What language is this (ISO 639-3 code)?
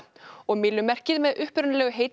isl